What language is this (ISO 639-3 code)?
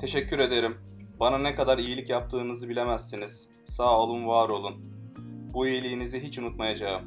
tur